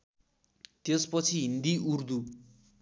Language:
Nepali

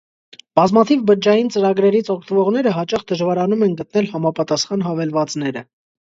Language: Armenian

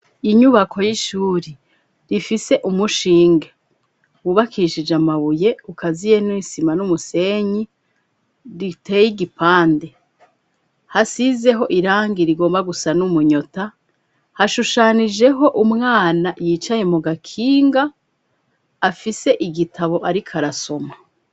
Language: Rundi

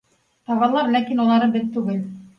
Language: Bashkir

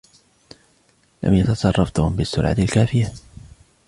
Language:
Arabic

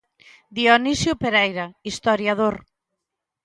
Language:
Galician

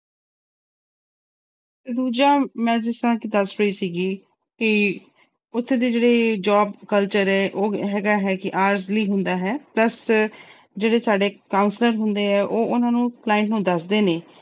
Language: Punjabi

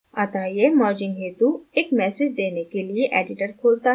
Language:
Hindi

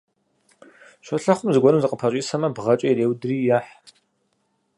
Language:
Kabardian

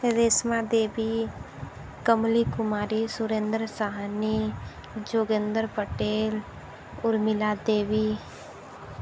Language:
Hindi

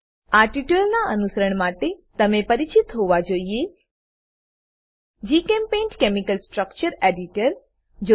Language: Gujarati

